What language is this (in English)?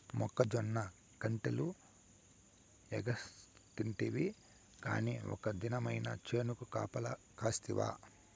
Telugu